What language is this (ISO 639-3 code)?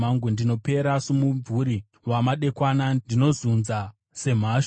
sna